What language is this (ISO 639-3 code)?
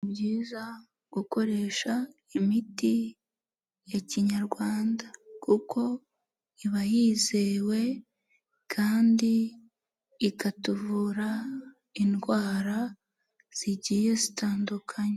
kin